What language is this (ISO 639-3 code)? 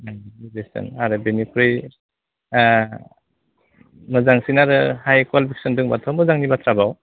brx